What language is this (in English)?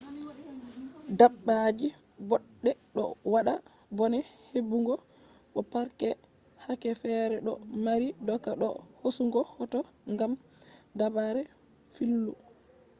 Fula